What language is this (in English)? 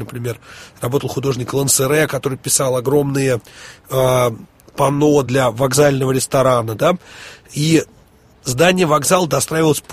Russian